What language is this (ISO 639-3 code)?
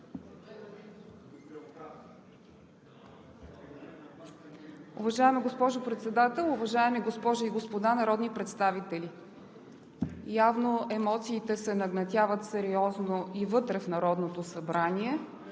bul